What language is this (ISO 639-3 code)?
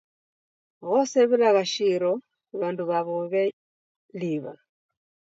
dav